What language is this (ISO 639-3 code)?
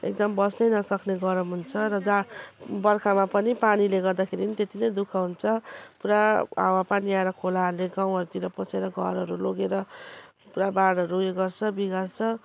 nep